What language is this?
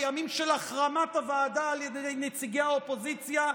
Hebrew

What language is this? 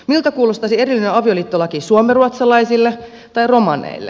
Finnish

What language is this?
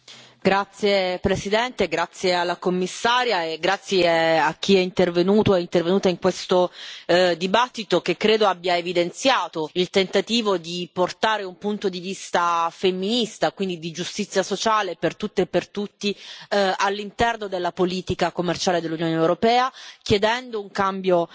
Italian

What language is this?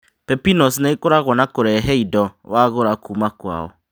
Kikuyu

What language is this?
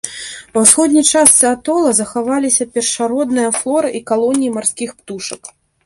Belarusian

